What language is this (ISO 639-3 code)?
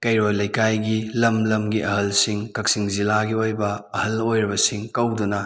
mni